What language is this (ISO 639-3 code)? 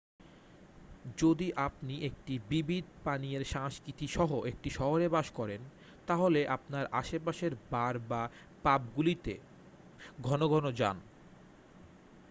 ben